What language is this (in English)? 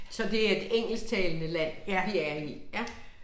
Danish